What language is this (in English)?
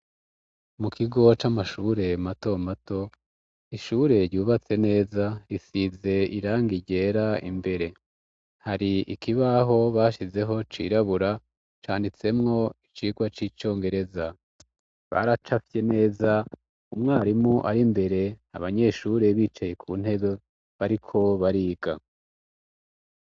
Rundi